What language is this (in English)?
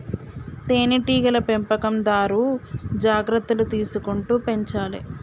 Telugu